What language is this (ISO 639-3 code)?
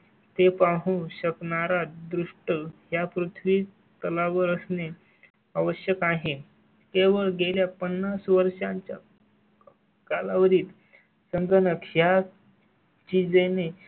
mar